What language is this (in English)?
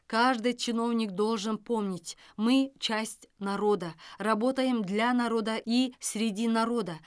Kazakh